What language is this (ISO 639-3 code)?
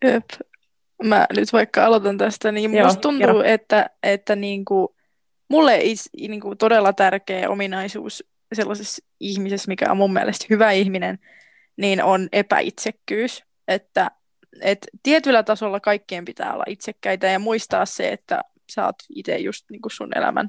fin